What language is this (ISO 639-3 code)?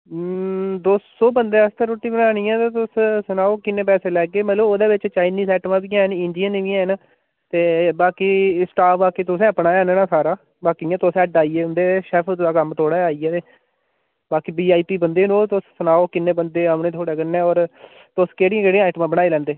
doi